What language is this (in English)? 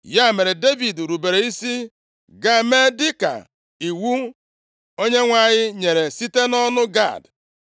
Igbo